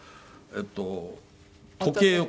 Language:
Japanese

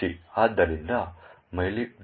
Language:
Kannada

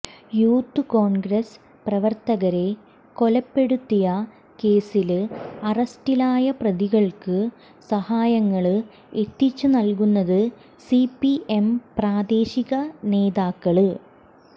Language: Malayalam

